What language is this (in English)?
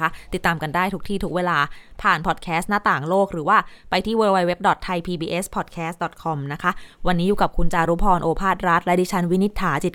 Thai